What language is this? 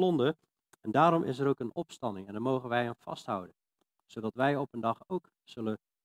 Dutch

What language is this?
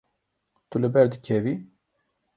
Kurdish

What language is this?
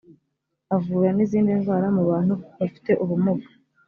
Kinyarwanda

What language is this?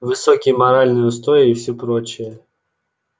Russian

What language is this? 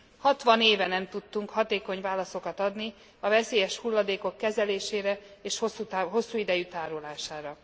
Hungarian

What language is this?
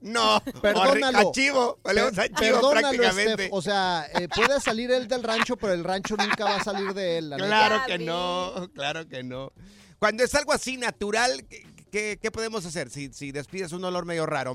Spanish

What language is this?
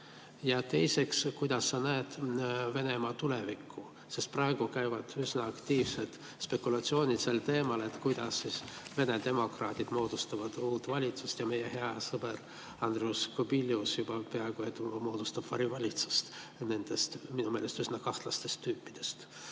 Estonian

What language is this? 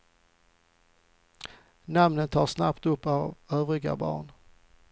Swedish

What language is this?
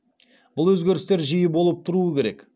Kazakh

